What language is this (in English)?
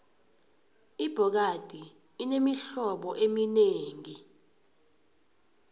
South Ndebele